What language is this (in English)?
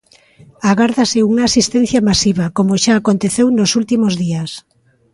Galician